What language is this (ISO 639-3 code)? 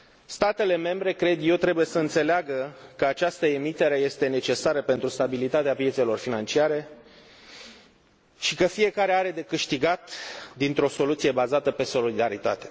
ron